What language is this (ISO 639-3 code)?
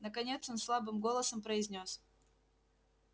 rus